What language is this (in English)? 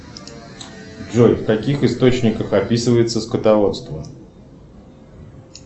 Russian